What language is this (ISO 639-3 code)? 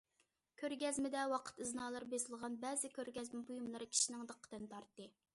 uig